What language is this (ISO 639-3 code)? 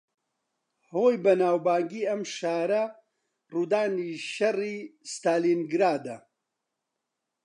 ckb